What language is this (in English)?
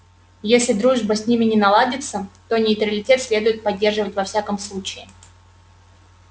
Russian